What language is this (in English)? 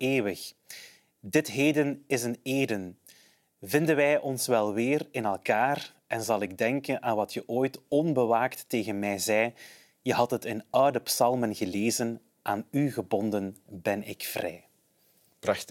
Dutch